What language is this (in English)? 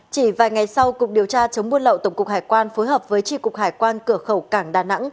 Vietnamese